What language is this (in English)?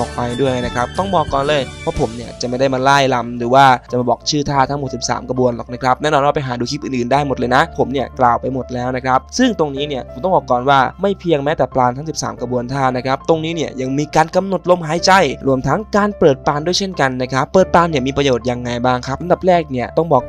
Thai